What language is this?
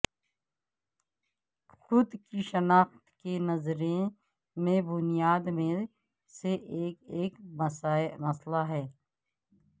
Urdu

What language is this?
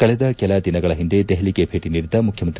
Kannada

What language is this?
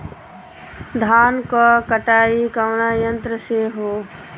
Bhojpuri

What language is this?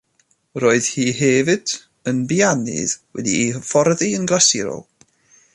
Welsh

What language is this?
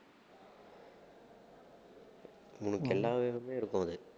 Tamil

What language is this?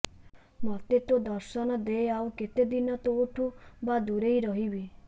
Odia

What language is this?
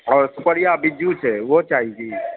Maithili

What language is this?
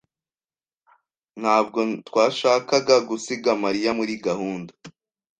Kinyarwanda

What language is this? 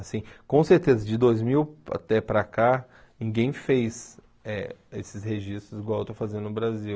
Portuguese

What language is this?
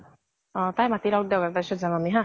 Assamese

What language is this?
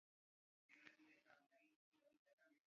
Basque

